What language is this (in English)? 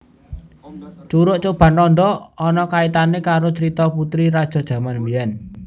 Javanese